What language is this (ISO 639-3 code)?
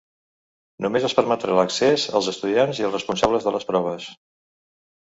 cat